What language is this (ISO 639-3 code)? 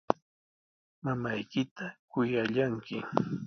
qws